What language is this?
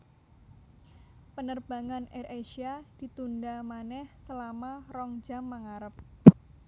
Javanese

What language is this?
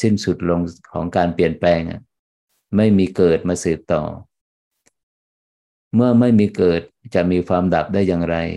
Thai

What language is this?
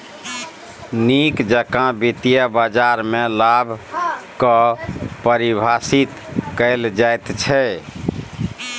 Maithili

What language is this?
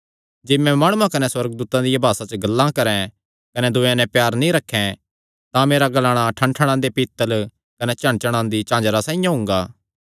Kangri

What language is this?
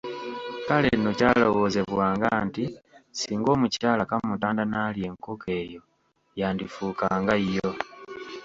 Ganda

